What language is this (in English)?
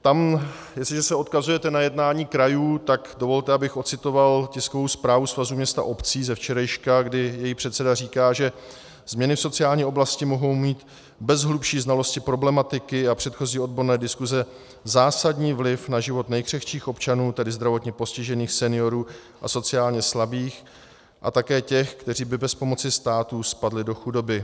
Czech